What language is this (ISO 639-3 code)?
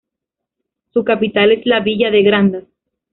spa